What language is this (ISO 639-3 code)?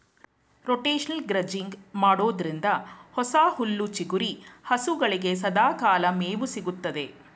kan